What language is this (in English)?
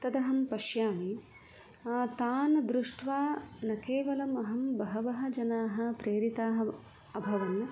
Sanskrit